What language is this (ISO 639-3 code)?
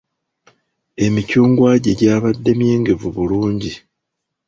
lug